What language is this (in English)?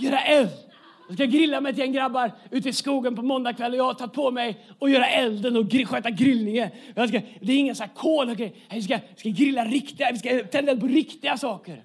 Swedish